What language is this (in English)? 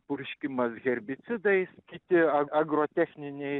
Lithuanian